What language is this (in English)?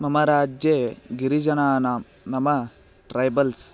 Sanskrit